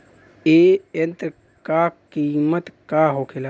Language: Bhojpuri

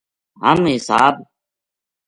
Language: Gujari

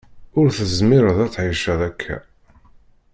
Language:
Kabyle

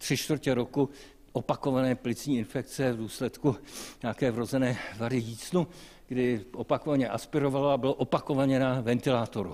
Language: Czech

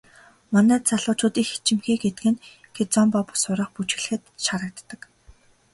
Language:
Mongolian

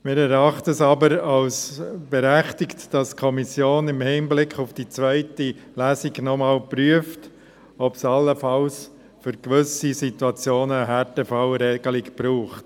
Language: Swiss German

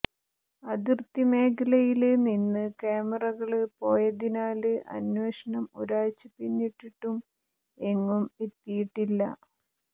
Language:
Malayalam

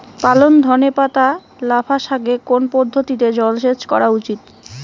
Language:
Bangla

